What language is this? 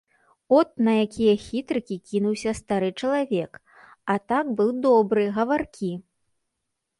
Belarusian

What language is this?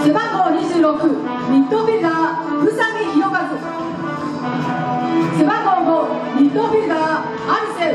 Japanese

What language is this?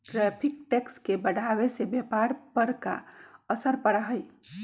Magahi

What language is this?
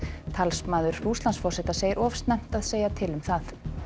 Icelandic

